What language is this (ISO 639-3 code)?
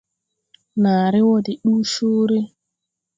tui